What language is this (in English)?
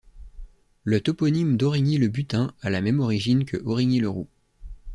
French